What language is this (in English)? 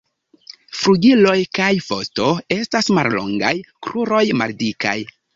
Esperanto